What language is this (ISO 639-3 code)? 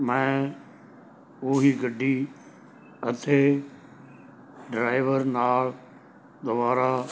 pan